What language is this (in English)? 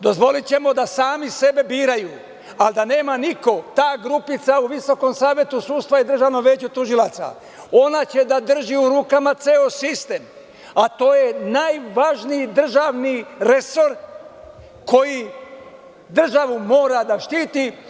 Serbian